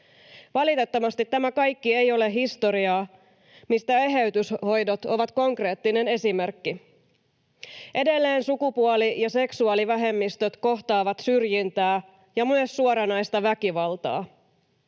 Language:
Finnish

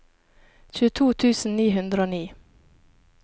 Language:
Norwegian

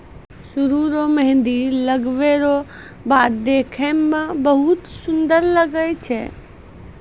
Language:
Maithili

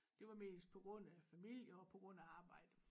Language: Danish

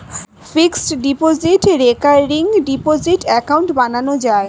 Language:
Bangla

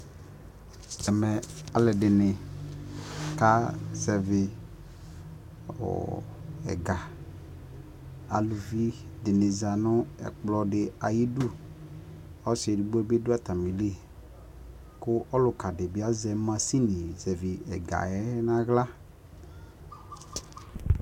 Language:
Ikposo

